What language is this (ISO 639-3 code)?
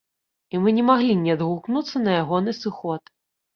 bel